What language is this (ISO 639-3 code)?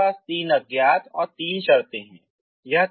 hin